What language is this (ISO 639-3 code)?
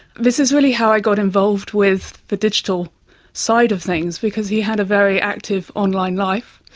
eng